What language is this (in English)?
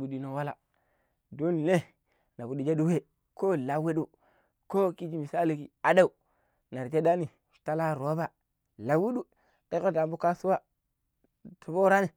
Pero